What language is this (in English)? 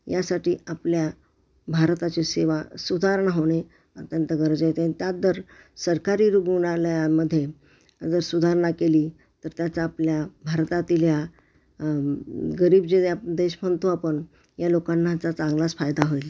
Marathi